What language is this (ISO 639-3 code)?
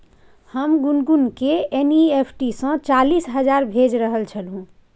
mai